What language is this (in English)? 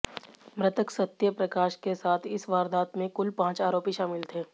Hindi